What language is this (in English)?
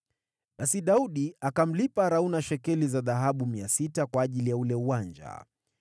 Swahili